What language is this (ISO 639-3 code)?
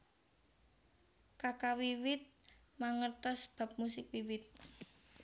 jav